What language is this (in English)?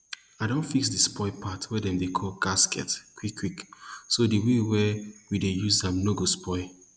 Nigerian Pidgin